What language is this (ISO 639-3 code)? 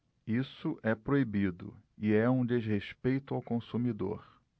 por